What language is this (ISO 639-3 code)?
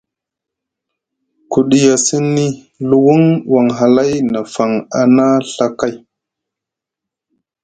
mug